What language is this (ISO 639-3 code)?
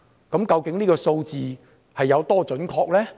yue